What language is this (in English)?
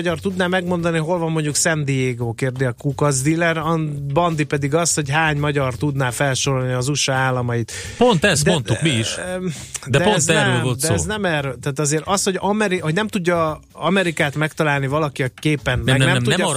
Hungarian